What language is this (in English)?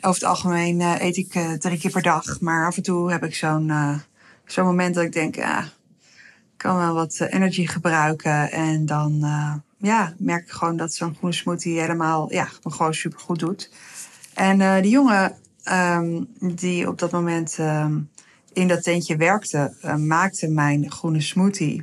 Dutch